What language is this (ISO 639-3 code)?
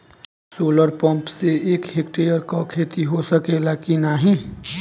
bho